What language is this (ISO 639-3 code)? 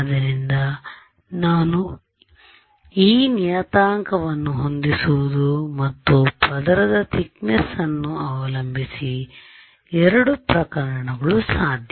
kan